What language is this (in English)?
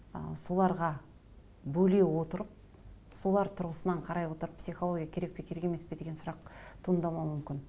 Kazakh